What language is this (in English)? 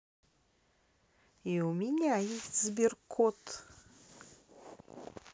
Russian